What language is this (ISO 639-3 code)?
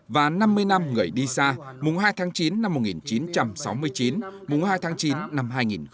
vie